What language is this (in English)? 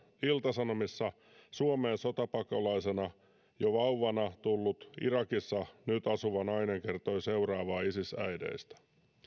Finnish